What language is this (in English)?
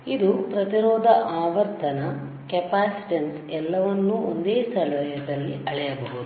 Kannada